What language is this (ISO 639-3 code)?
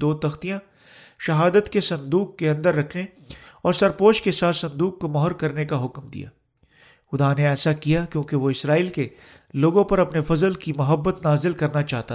urd